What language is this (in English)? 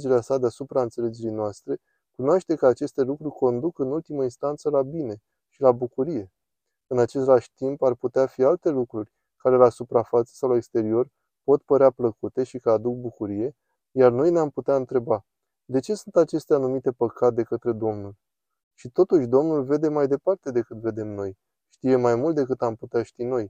Romanian